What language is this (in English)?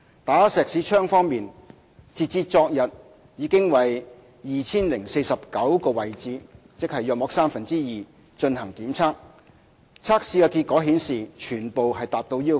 Cantonese